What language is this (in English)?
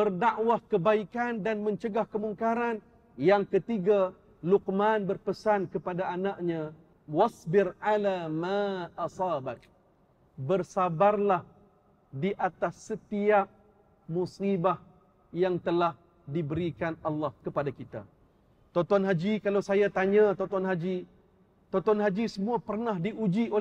Malay